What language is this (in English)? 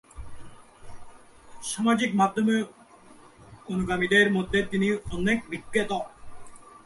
Bangla